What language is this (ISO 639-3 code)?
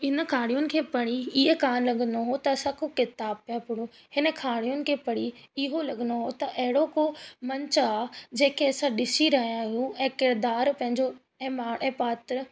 snd